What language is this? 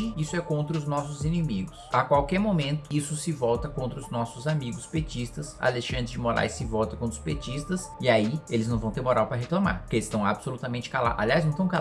Portuguese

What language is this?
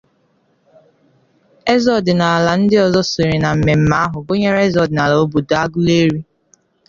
Igbo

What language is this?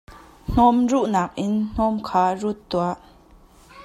Hakha Chin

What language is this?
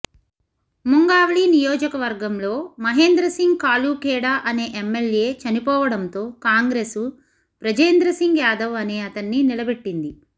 Telugu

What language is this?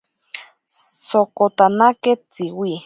Ashéninka Perené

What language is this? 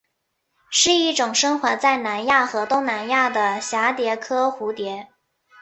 Chinese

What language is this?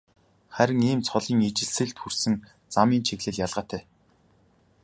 Mongolian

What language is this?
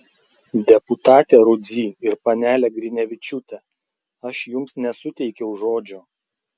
Lithuanian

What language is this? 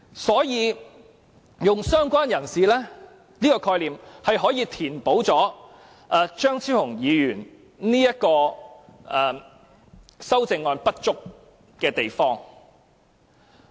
Cantonese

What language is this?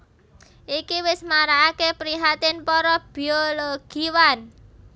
Javanese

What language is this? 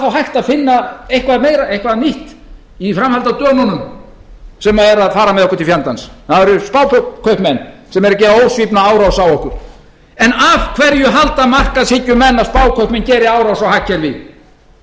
Icelandic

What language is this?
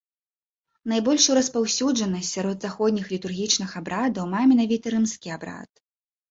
Belarusian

